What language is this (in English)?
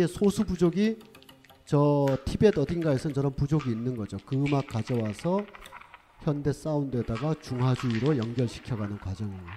Korean